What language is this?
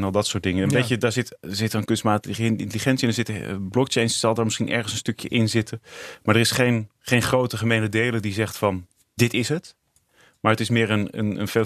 Dutch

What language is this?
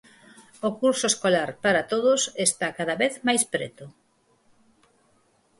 Galician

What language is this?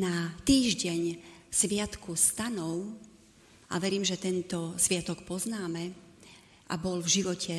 Slovak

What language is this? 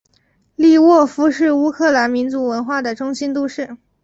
Chinese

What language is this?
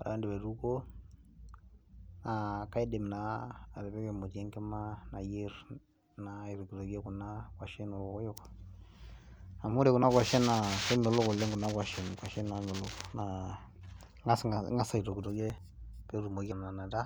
Masai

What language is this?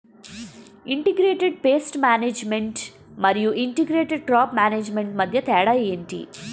Telugu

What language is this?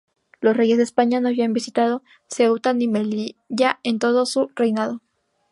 Spanish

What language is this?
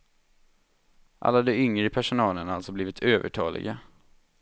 Swedish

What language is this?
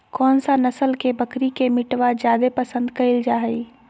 Magahi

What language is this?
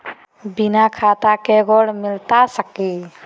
Magahi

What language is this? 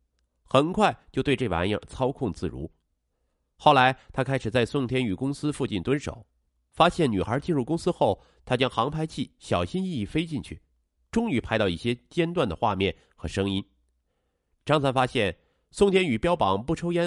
Chinese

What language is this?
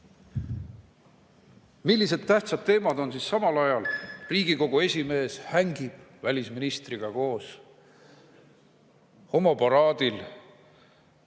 Estonian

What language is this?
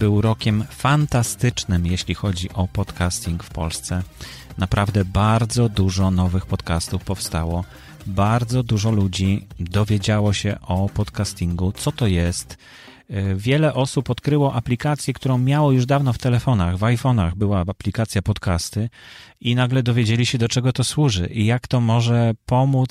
Polish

